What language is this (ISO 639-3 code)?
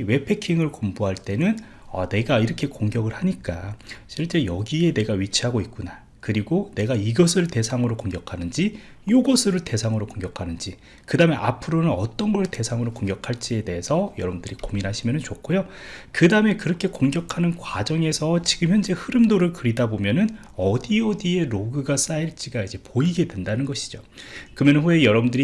kor